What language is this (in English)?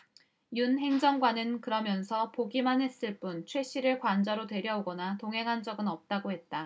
Korean